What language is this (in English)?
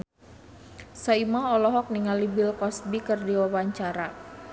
Sundanese